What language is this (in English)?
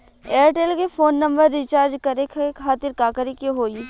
Bhojpuri